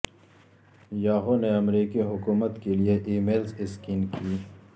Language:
Urdu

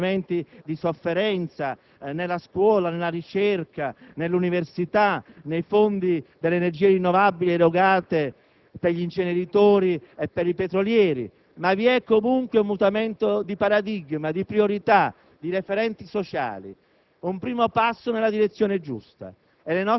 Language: Italian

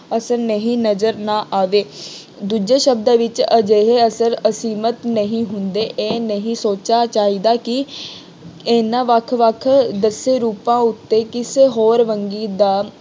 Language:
Punjabi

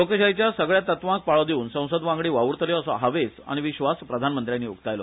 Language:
Konkani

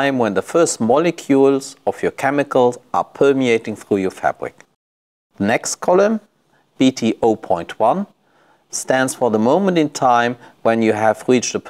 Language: English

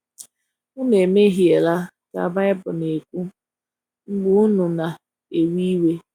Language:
Igbo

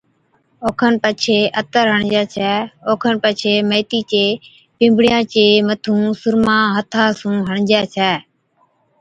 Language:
Od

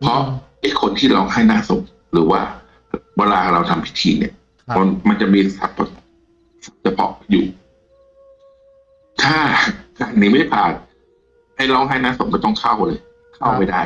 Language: Thai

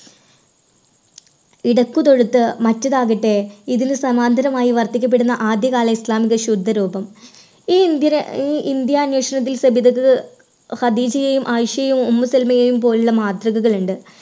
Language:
Malayalam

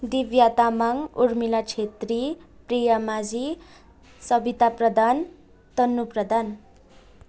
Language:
Nepali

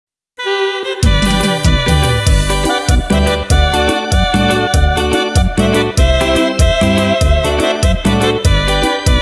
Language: Indonesian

